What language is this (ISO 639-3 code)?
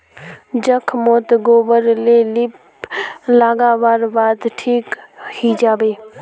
mag